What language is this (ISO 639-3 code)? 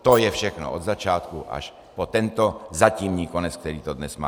ces